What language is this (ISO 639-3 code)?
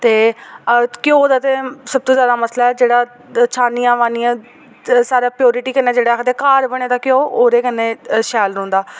doi